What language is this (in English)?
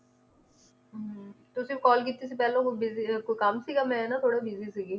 Punjabi